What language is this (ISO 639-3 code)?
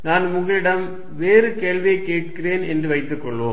tam